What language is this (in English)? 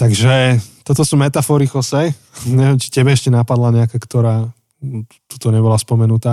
Slovak